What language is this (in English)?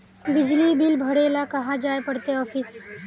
Magahi